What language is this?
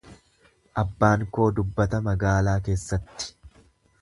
Oromo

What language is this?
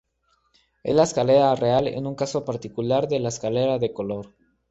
Spanish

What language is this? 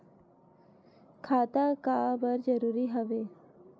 Chhattisgarhi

